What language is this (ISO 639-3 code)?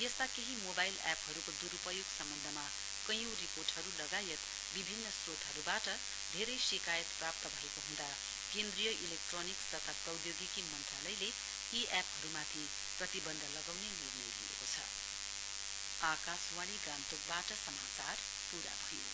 nep